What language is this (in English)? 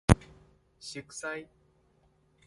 Min Nan Chinese